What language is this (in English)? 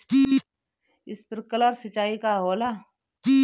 Bhojpuri